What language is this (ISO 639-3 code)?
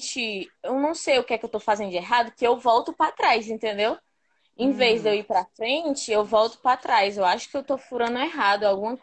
por